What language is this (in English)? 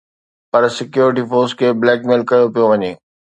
Sindhi